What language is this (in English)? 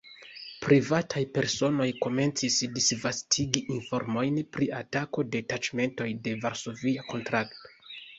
Esperanto